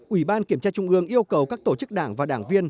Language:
Vietnamese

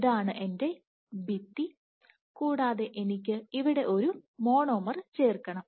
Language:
Malayalam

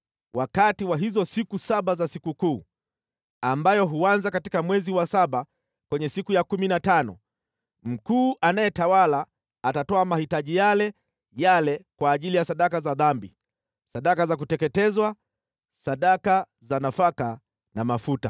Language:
Swahili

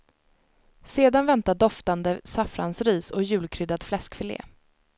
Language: Swedish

